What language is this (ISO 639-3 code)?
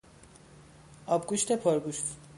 fas